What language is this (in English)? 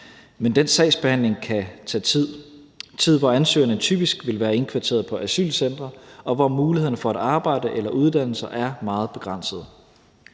Danish